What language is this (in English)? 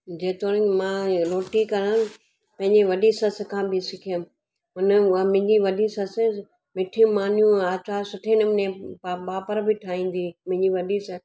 Sindhi